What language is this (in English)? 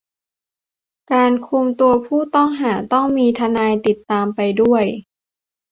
Thai